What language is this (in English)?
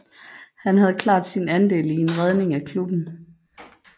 Danish